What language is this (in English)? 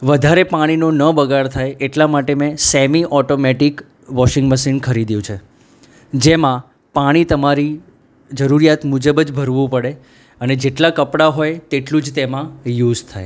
Gujarati